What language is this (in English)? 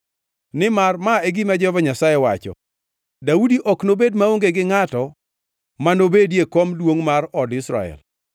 Luo (Kenya and Tanzania)